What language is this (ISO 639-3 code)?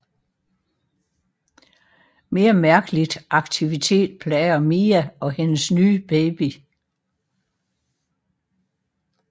dan